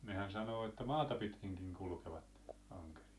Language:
Finnish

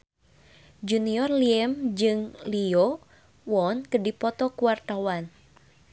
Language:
Sundanese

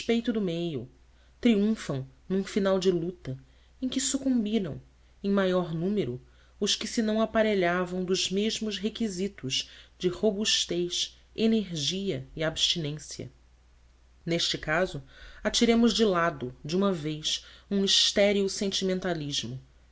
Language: Portuguese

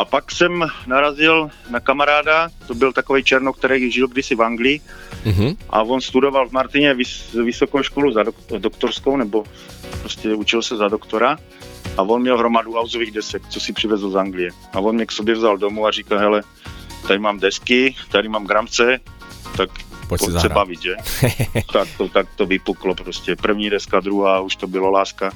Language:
Czech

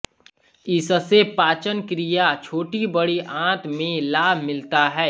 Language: Hindi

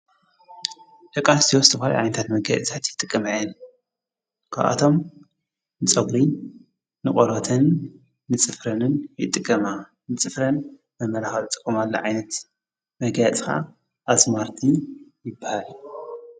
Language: Tigrinya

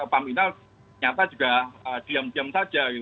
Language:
Indonesian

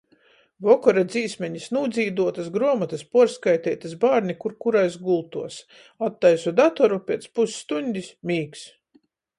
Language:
Latgalian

